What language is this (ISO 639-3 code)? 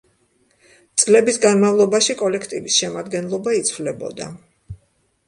kat